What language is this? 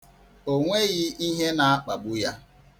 Igbo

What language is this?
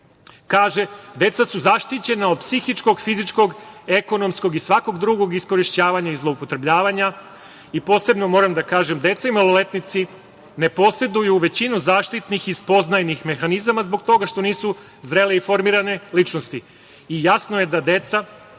Serbian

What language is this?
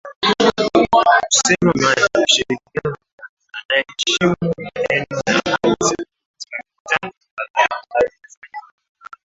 Swahili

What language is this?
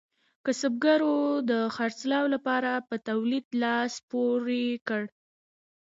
Pashto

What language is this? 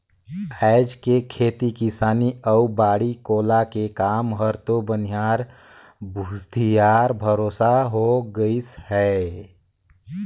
Chhattisgarhi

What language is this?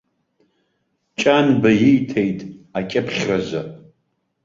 Abkhazian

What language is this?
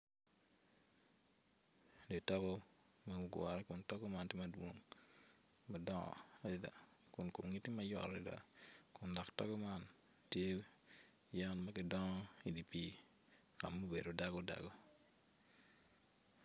Acoli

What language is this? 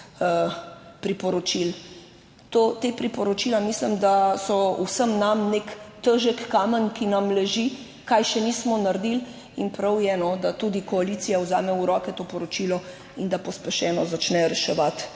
Slovenian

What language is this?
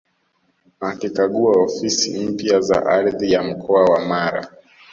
Swahili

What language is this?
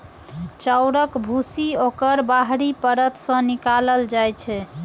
Maithili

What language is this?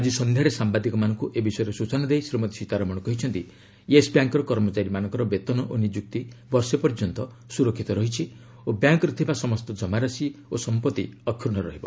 Odia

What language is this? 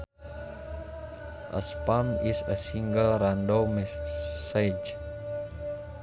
Sundanese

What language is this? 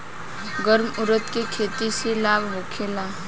Bhojpuri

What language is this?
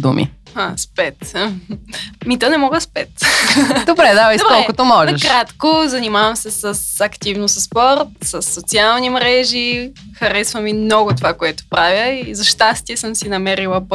Bulgarian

